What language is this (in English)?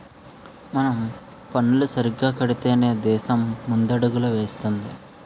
Telugu